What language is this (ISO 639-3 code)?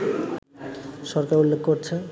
ben